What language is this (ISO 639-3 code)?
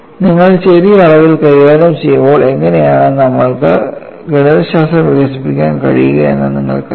mal